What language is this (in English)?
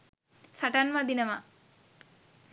Sinhala